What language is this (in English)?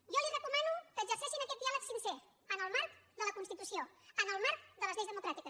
Catalan